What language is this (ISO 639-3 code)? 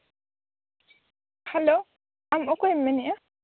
sat